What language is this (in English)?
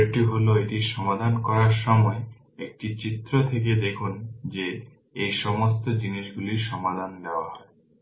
Bangla